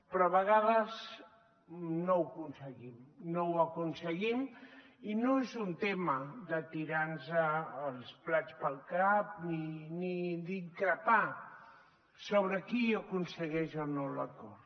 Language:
Catalan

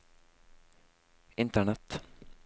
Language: Norwegian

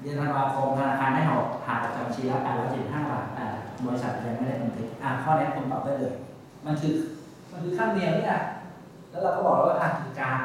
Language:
Thai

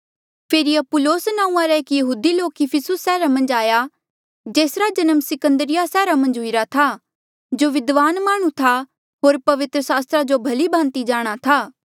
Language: Mandeali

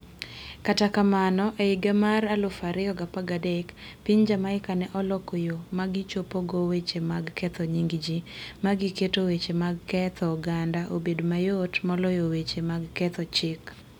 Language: Luo (Kenya and Tanzania)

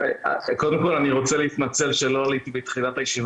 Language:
Hebrew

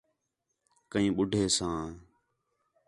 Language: Khetrani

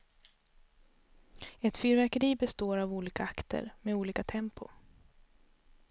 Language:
Swedish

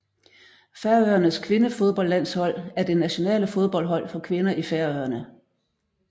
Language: Danish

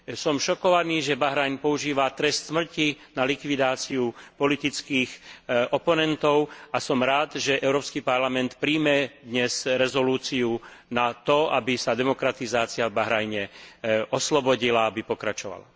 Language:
Slovak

